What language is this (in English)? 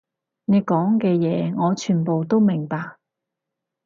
Cantonese